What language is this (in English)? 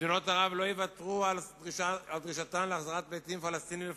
Hebrew